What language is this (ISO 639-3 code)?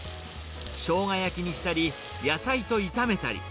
jpn